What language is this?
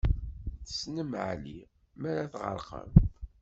Kabyle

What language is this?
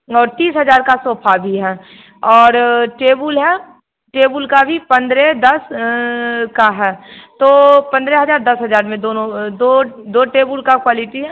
Hindi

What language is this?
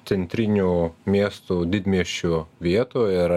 Lithuanian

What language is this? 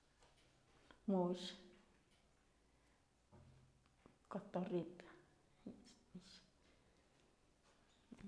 Mazatlán Mixe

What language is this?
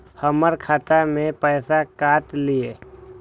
Maithili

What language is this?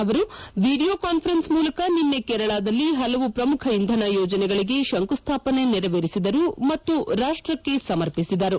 Kannada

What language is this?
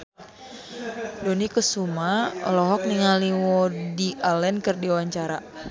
Sundanese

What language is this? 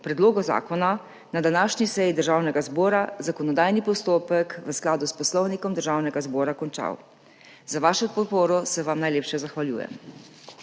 Slovenian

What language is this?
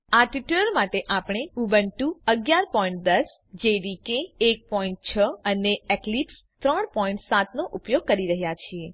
Gujarati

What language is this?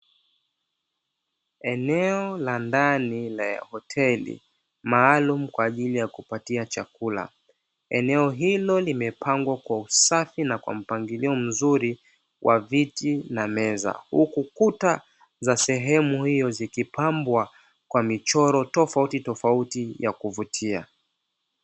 Swahili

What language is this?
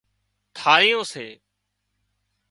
Wadiyara Koli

